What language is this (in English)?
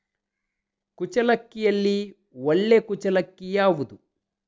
Kannada